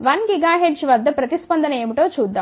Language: Telugu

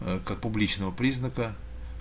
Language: Russian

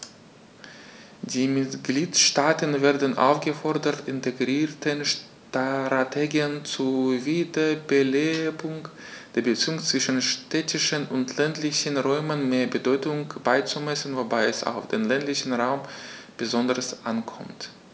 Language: German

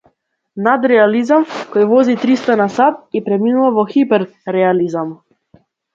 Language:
Macedonian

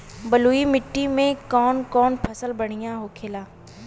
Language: Bhojpuri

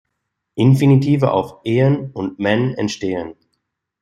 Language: German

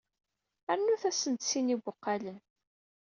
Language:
Kabyle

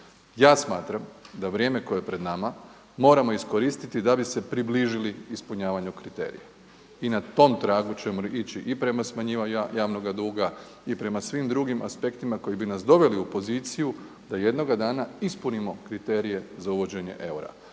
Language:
Croatian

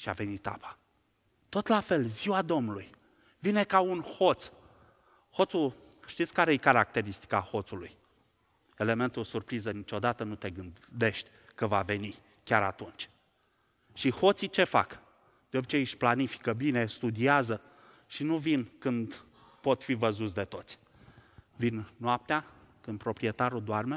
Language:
Romanian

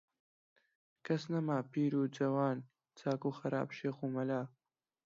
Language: Central Kurdish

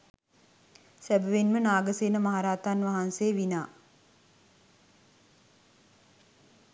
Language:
Sinhala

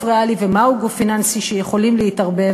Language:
Hebrew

